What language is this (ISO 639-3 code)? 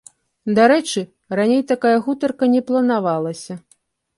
bel